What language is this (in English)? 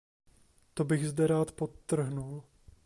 Czech